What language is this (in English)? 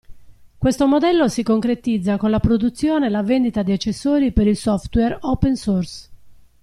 Italian